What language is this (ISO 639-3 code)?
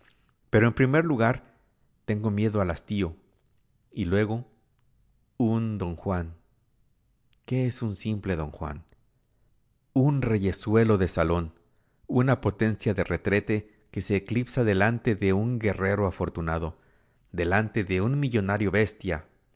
spa